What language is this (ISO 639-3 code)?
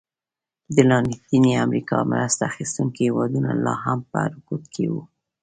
pus